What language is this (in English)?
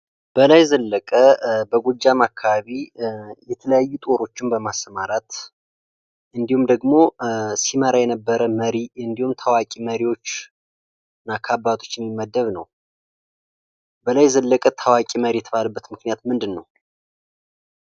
Amharic